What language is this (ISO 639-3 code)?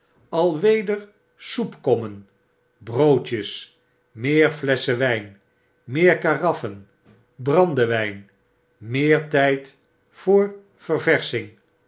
nld